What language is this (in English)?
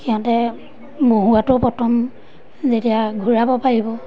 Assamese